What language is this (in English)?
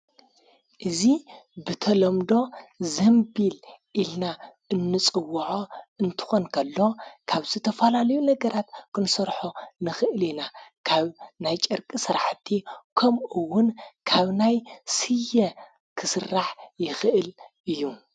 Tigrinya